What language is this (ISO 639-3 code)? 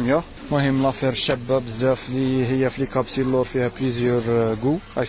ara